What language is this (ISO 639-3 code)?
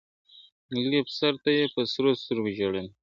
pus